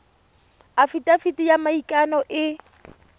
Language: Tswana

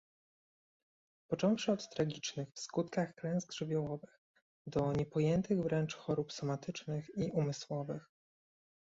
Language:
Polish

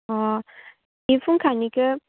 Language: Bodo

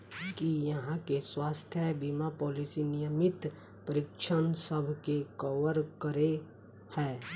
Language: Maithili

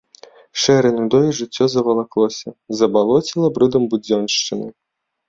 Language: Belarusian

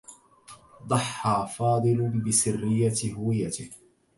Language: Arabic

